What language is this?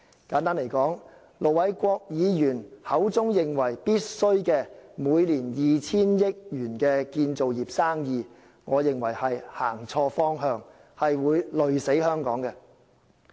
Cantonese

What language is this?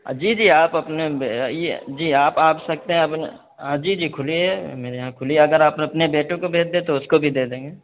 Urdu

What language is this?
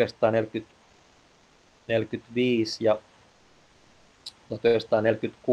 Finnish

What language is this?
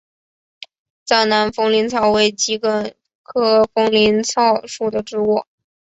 Chinese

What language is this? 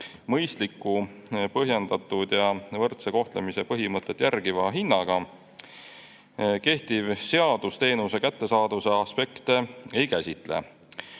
Estonian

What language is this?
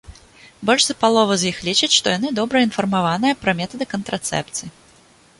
Belarusian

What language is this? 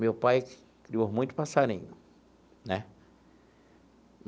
Portuguese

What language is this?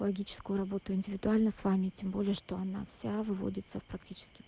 Russian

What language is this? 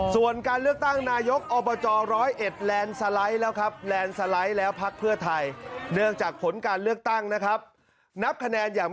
Thai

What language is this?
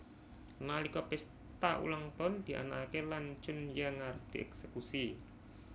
Javanese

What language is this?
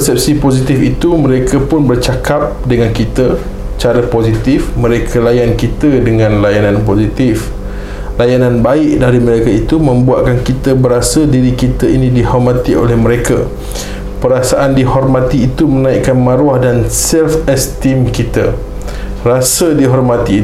Malay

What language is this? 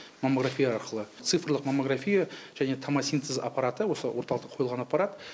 Kazakh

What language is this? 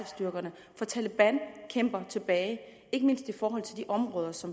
Danish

